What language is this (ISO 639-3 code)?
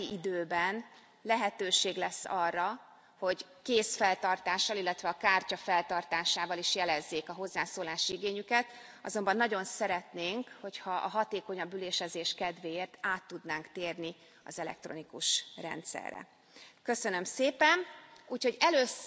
hun